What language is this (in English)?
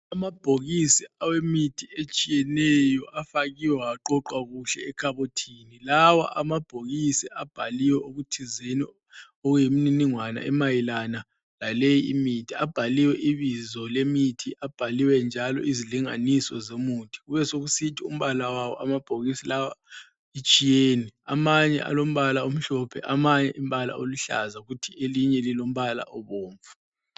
North Ndebele